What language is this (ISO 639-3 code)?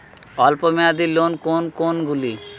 ben